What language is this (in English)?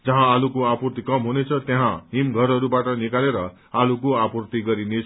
Nepali